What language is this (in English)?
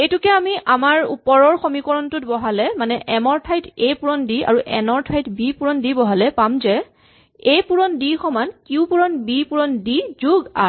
Assamese